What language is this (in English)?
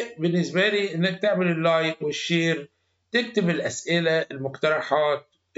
Arabic